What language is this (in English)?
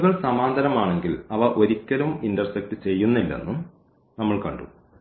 Malayalam